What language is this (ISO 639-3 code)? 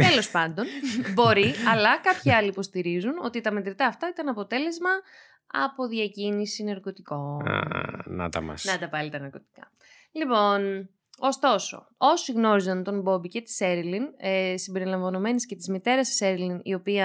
ell